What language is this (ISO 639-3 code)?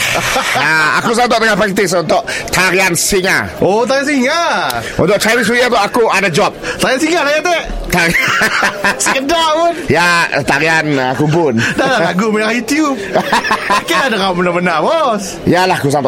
msa